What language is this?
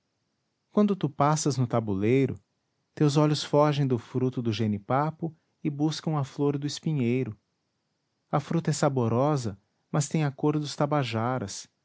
Portuguese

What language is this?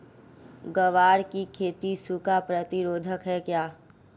Hindi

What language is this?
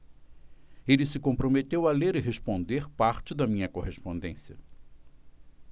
Portuguese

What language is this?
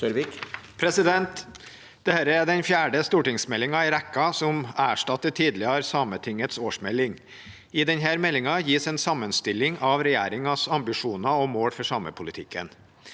Norwegian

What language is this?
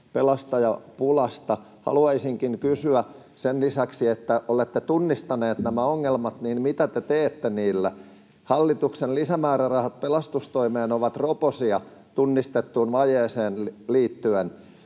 Finnish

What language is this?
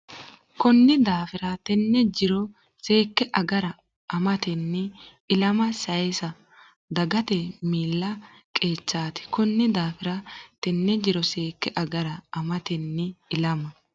Sidamo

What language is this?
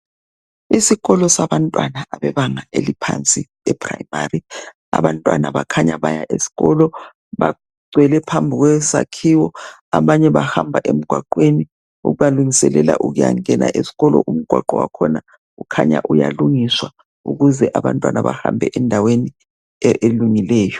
North Ndebele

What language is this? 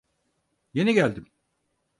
Turkish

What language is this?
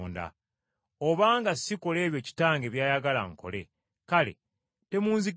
Ganda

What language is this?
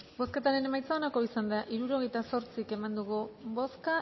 Basque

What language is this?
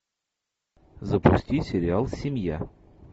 Russian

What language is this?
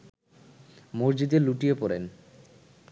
Bangla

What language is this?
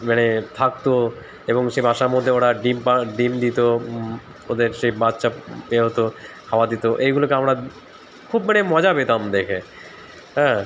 Bangla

